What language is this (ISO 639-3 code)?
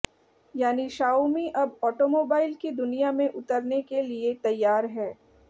hin